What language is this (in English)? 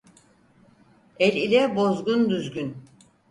Turkish